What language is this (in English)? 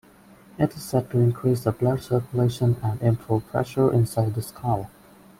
English